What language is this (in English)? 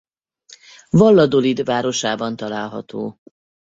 Hungarian